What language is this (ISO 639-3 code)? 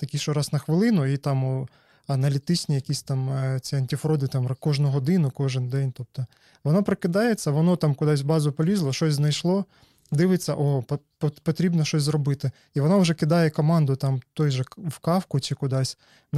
ukr